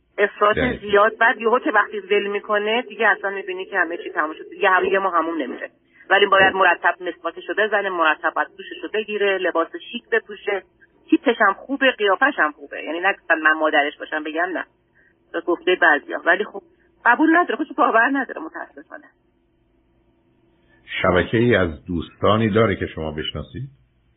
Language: Persian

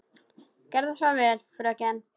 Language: Icelandic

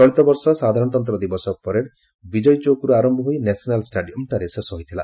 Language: Odia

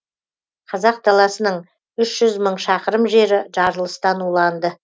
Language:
Kazakh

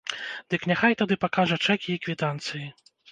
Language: Belarusian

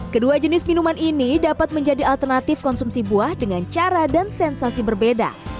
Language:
Indonesian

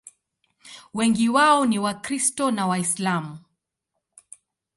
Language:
Swahili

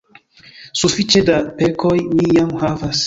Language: Esperanto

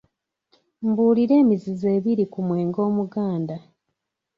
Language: Ganda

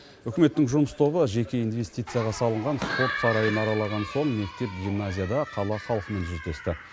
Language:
Kazakh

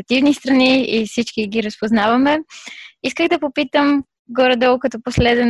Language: Bulgarian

